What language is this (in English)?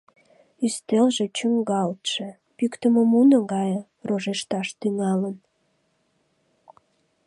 Mari